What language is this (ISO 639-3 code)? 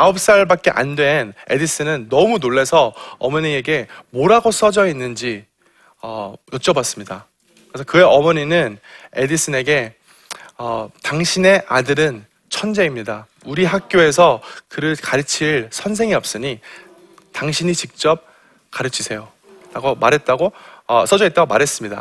kor